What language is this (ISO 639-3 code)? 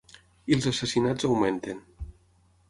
cat